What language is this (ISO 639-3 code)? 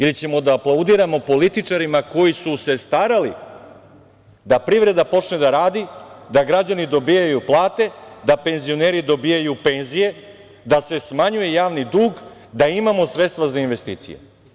srp